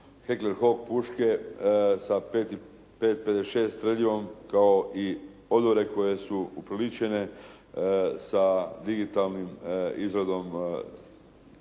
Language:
Croatian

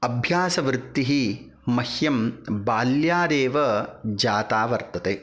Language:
Sanskrit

